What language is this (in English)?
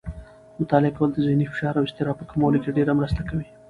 Pashto